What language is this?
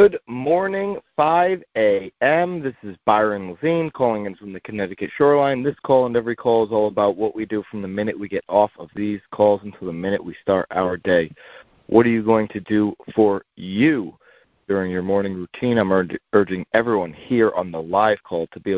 English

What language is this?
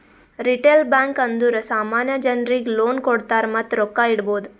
Kannada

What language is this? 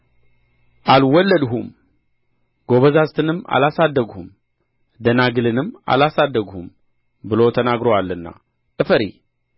Amharic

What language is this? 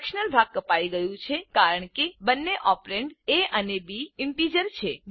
Gujarati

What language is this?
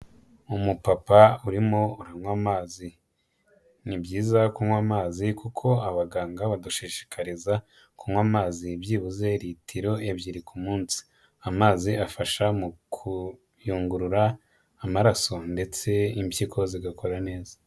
Kinyarwanda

